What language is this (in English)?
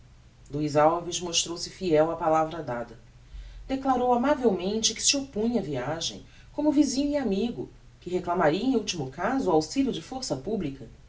Portuguese